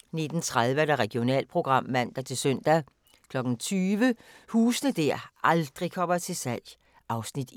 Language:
Danish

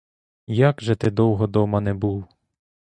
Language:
Ukrainian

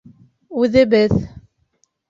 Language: Bashkir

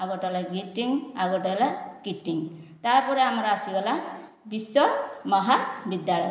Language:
Odia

